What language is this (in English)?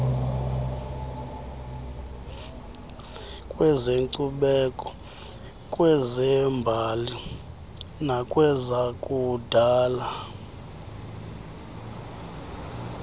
Xhosa